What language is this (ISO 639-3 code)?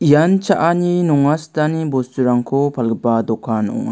grt